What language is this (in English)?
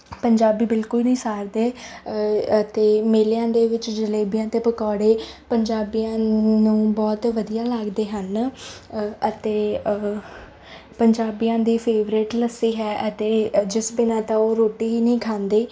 Punjabi